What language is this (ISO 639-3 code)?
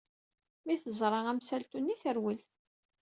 kab